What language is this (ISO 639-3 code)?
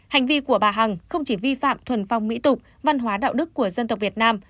vie